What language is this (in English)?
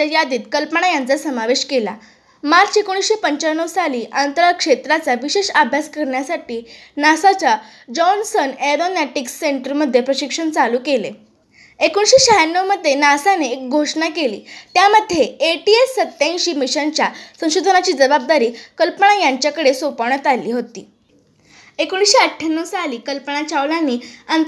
Marathi